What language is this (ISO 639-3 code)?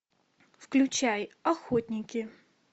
rus